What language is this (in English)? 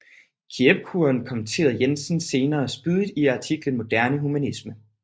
Danish